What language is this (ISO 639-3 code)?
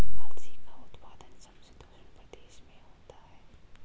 hin